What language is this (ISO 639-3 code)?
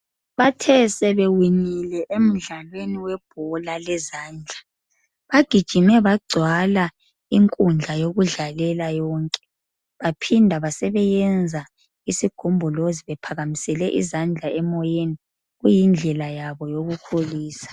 nde